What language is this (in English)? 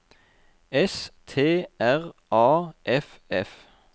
Norwegian